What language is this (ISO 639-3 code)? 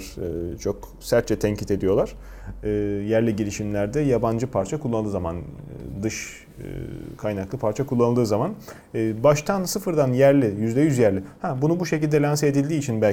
tur